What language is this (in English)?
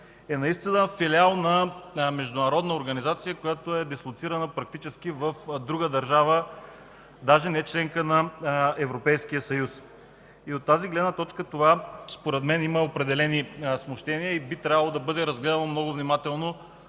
Bulgarian